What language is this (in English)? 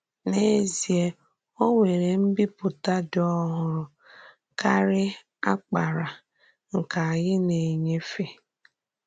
Igbo